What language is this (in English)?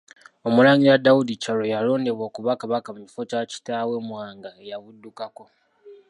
Ganda